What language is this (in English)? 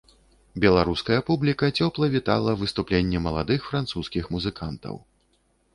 Belarusian